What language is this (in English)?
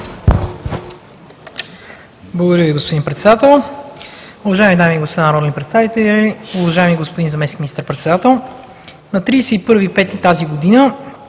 Bulgarian